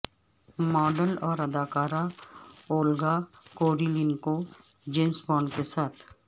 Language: Urdu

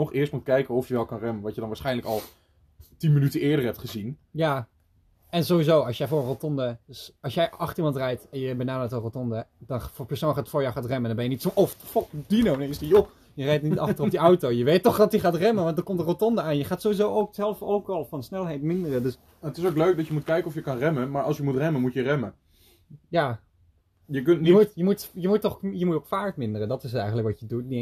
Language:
Dutch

